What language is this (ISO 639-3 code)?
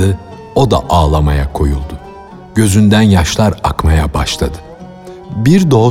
tur